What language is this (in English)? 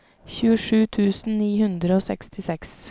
Norwegian